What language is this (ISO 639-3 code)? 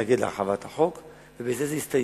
heb